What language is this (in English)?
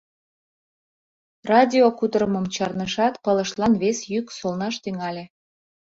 Mari